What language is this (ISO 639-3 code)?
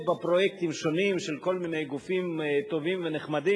heb